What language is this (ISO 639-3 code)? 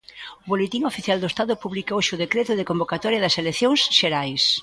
glg